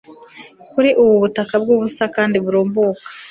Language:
Kinyarwanda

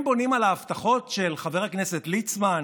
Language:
Hebrew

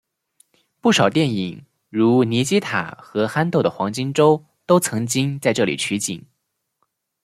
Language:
Chinese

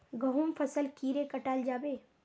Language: Magahi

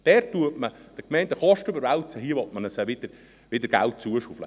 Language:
Swiss German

